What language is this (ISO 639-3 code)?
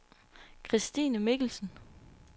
dan